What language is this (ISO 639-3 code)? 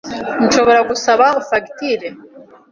kin